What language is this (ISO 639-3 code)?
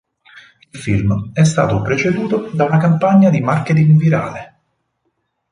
ita